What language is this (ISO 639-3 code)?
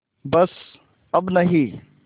hin